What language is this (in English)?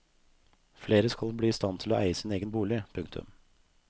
Norwegian